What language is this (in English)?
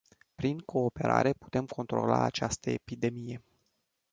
Romanian